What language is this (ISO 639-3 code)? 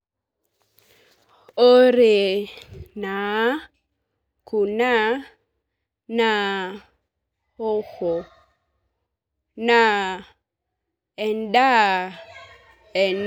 mas